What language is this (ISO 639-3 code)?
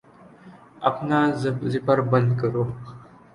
urd